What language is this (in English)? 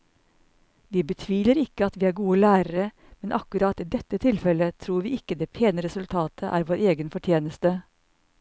Norwegian